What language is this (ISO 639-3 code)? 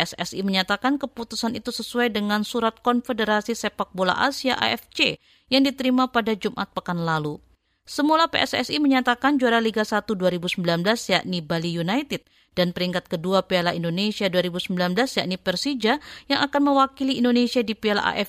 ind